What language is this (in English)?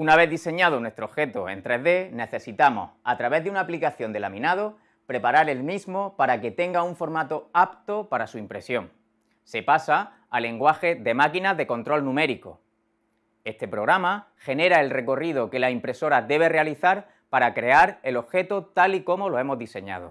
Spanish